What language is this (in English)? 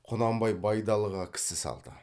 Kazakh